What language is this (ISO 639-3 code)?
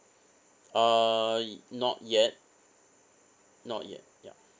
eng